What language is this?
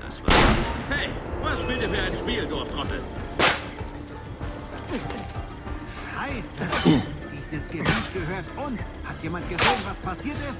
German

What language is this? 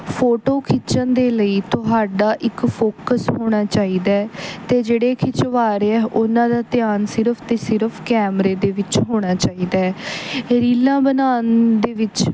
Punjabi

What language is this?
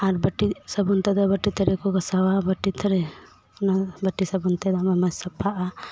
Santali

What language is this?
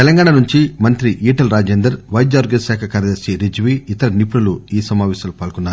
Telugu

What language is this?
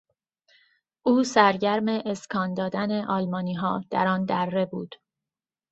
Persian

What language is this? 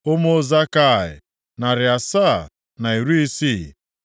Igbo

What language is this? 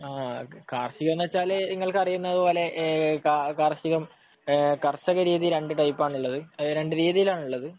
Malayalam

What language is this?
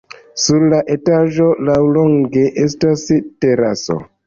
Esperanto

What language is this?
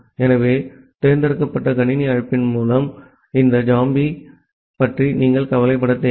Tamil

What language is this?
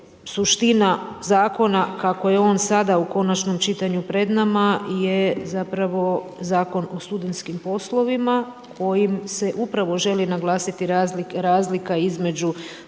Croatian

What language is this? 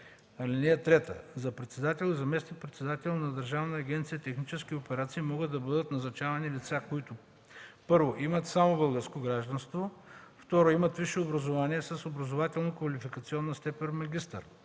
Bulgarian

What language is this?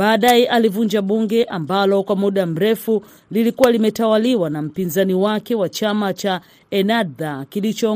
Swahili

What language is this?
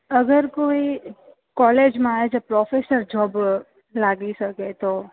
Gujarati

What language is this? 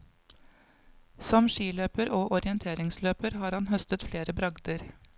Norwegian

